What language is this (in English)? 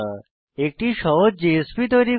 Bangla